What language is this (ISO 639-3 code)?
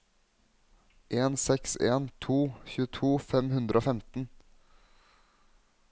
nor